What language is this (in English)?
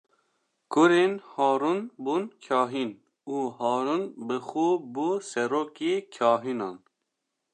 Kurdish